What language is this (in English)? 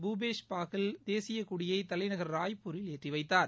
Tamil